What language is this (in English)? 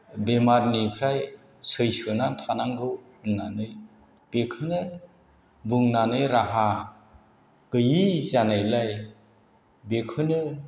Bodo